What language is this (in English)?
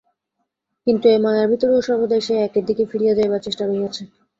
Bangla